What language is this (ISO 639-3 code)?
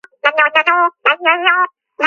kat